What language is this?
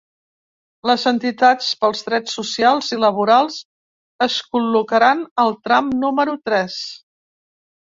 Catalan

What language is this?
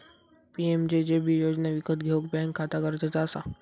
Marathi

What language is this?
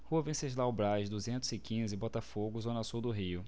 Portuguese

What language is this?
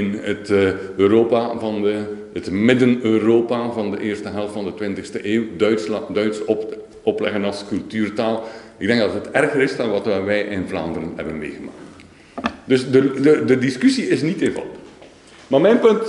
Dutch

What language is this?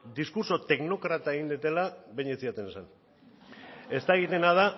Basque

